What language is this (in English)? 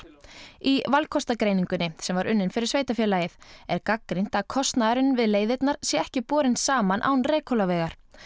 Icelandic